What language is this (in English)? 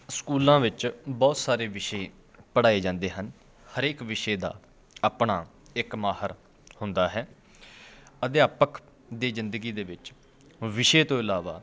Punjabi